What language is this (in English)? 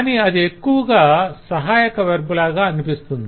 Telugu